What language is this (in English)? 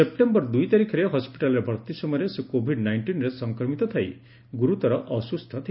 Odia